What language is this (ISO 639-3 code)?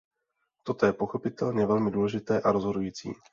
ces